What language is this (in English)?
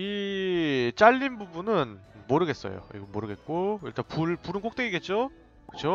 Korean